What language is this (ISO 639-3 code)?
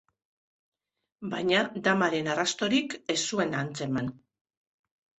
eus